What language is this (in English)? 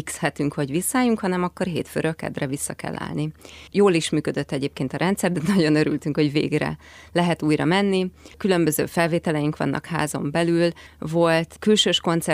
Hungarian